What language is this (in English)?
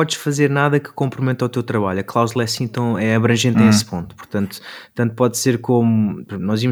Portuguese